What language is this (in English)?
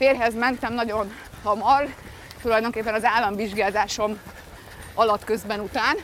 Hungarian